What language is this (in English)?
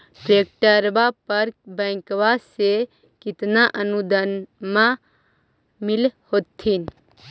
Magahi